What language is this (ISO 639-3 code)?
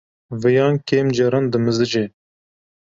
kur